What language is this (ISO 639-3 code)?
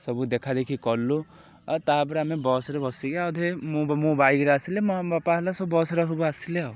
ori